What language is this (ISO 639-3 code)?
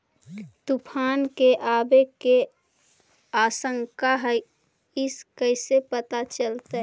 mag